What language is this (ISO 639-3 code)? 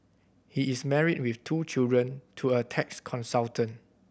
eng